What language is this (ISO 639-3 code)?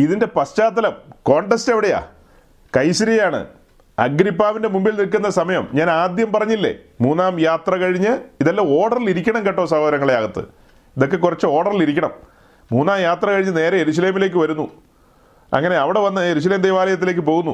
mal